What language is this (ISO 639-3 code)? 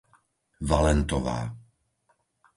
slk